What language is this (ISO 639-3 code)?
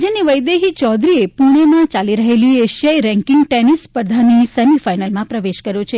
guj